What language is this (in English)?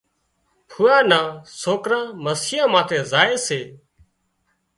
Wadiyara Koli